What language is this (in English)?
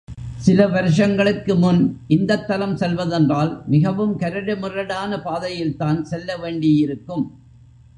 Tamil